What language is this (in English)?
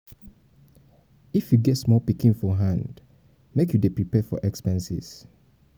Nigerian Pidgin